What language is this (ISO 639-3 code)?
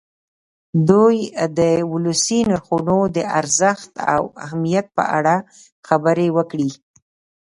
pus